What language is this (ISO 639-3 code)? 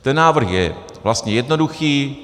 ces